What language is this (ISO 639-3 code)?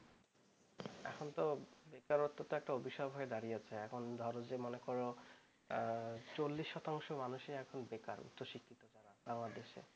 ben